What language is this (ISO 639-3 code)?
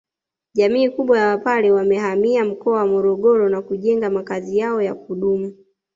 swa